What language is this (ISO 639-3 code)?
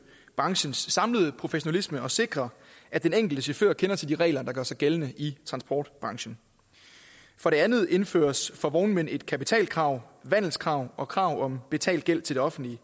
dan